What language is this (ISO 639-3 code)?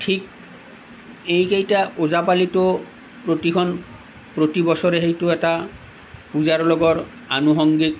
asm